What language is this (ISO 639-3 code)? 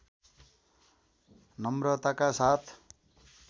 nep